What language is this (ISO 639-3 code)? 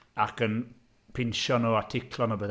cym